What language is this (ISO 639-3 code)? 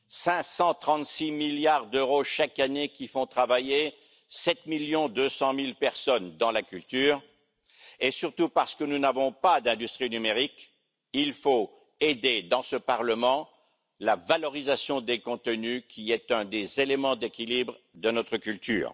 fra